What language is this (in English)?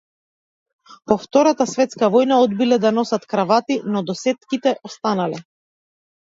Macedonian